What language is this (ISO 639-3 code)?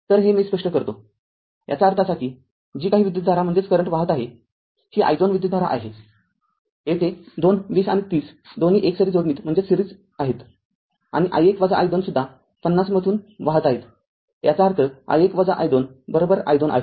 mar